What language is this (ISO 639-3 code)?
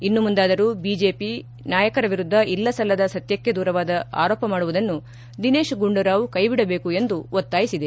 kan